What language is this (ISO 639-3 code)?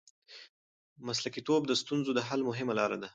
pus